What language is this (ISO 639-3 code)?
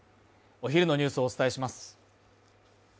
jpn